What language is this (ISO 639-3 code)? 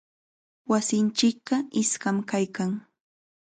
qxa